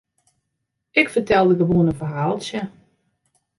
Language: Western Frisian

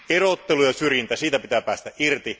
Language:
Finnish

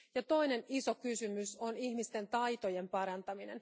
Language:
Finnish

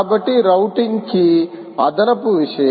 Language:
Telugu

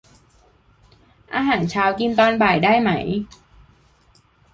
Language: Thai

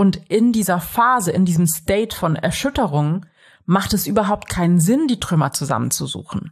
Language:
German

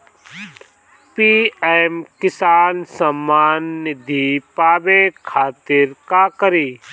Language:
Bhojpuri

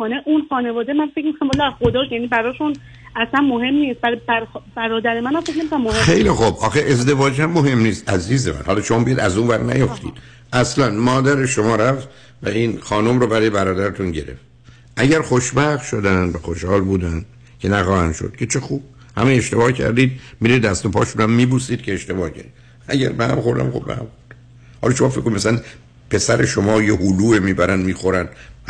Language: Persian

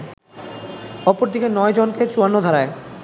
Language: Bangla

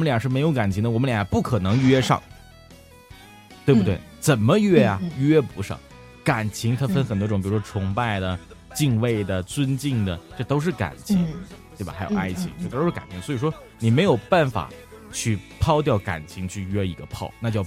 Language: Chinese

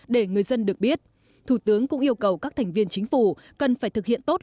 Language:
Vietnamese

